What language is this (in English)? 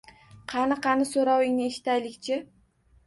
Uzbek